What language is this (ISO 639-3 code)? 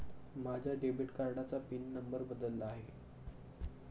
mar